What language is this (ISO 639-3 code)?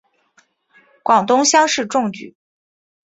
zho